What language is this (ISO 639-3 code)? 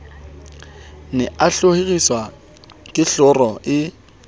sot